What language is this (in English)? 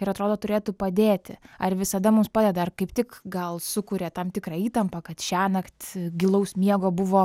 Lithuanian